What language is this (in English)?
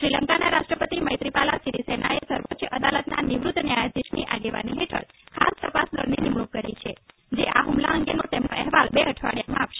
Gujarati